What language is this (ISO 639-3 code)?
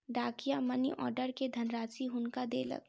mai